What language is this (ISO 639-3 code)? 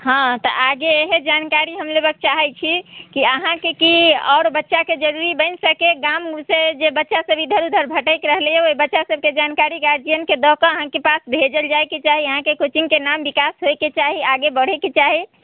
mai